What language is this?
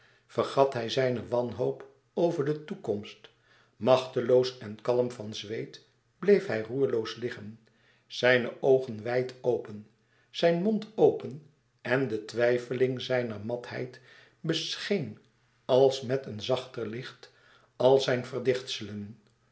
Dutch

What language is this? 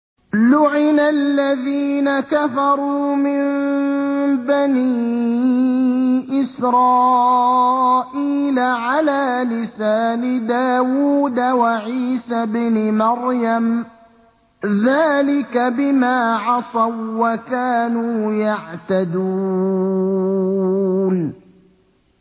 Arabic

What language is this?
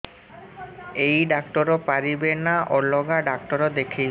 Odia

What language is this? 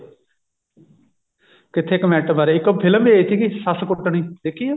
Punjabi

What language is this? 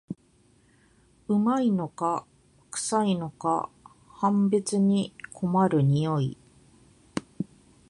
Japanese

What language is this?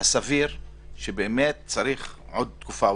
Hebrew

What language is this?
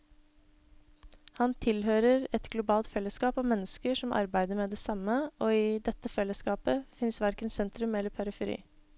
Norwegian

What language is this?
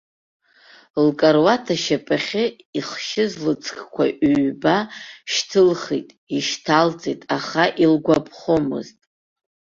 Abkhazian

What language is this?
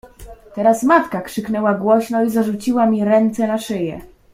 Polish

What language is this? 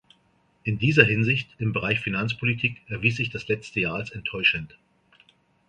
German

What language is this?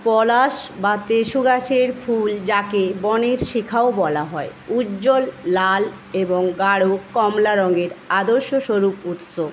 Bangla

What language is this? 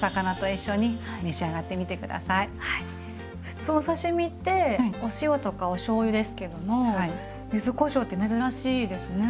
Japanese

